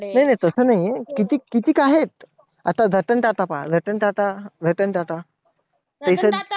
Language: Marathi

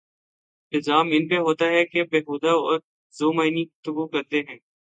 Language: Urdu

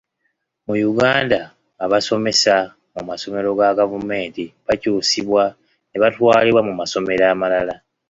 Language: Ganda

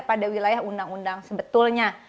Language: Indonesian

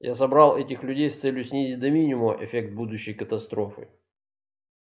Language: Russian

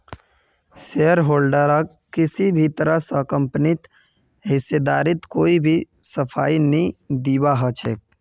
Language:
Magahi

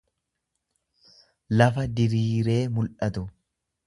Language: Oromo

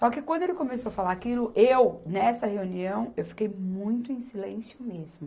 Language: Portuguese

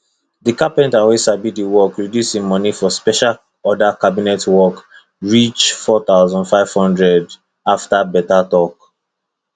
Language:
Nigerian Pidgin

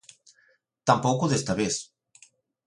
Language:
Galician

